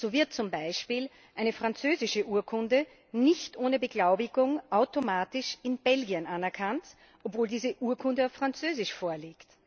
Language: German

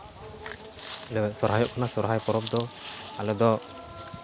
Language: Santali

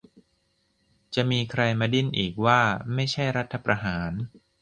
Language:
Thai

